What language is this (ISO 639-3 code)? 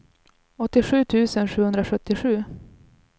swe